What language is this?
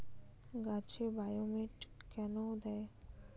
Bangla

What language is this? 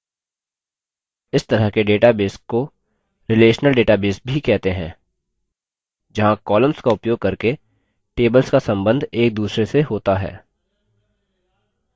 Hindi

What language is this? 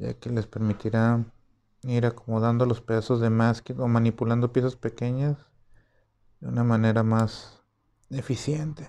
Spanish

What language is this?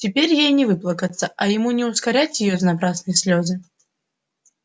Russian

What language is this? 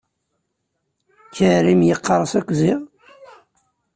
Kabyle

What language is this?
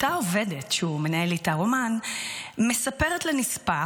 Hebrew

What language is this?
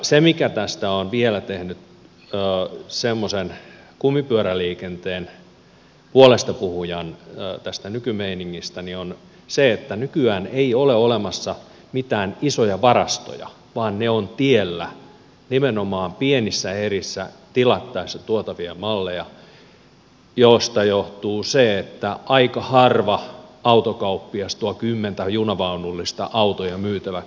Finnish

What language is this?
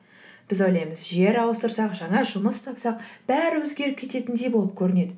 Kazakh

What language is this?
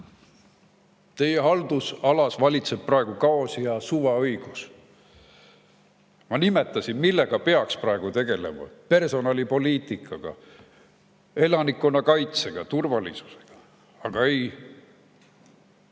Estonian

